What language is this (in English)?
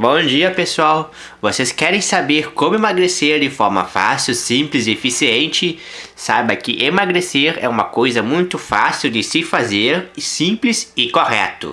Portuguese